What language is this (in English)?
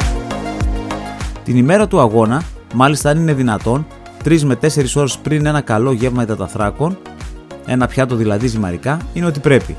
Greek